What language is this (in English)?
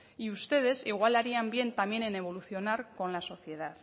Spanish